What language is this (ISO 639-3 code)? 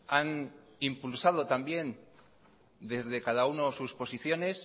spa